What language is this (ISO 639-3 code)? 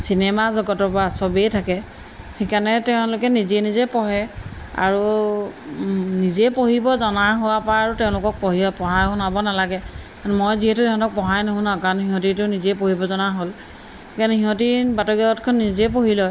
asm